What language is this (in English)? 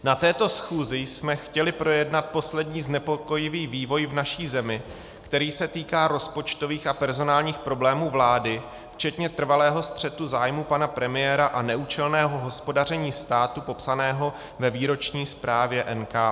Czech